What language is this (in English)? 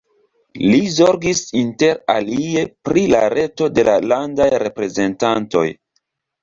Esperanto